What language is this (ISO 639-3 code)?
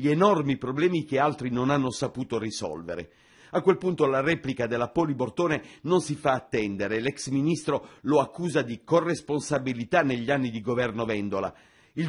ita